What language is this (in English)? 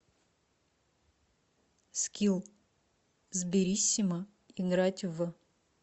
Russian